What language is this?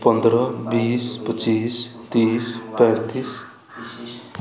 Maithili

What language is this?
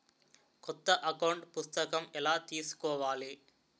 Telugu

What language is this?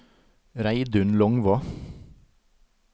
Norwegian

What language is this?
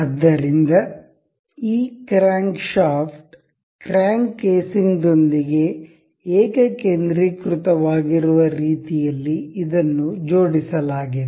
Kannada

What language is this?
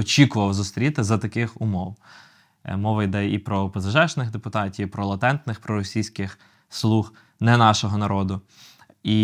Ukrainian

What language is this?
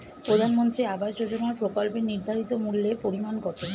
Bangla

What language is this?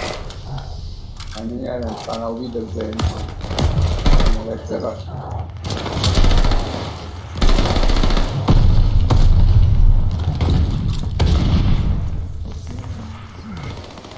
Polish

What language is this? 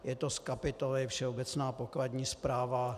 Czech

